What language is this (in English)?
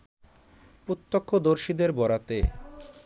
Bangla